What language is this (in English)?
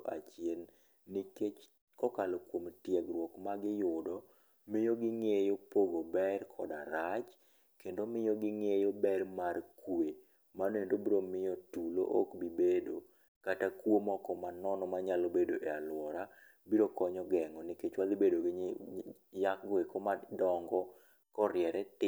Luo (Kenya and Tanzania)